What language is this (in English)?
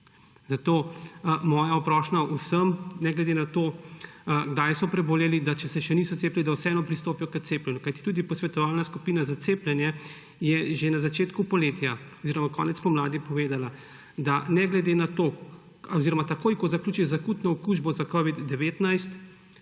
Slovenian